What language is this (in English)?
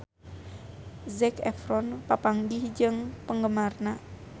Sundanese